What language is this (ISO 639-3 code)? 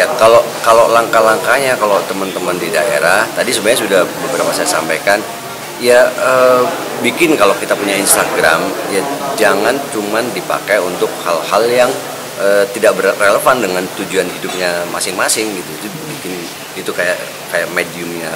ind